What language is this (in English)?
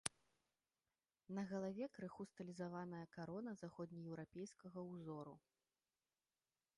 Belarusian